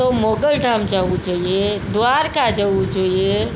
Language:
Gujarati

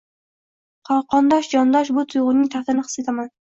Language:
Uzbek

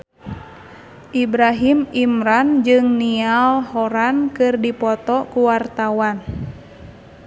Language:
Sundanese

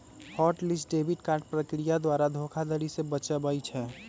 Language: Magahi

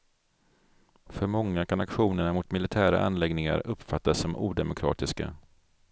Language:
Swedish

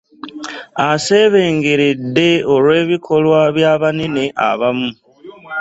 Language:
Ganda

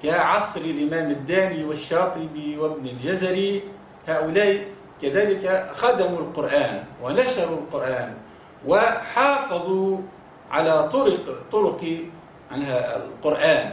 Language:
Arabic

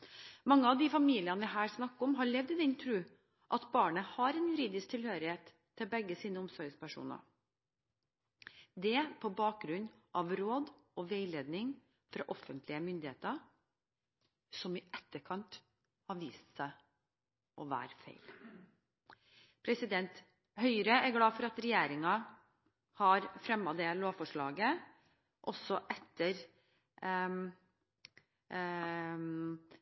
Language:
Norwegian Bokmål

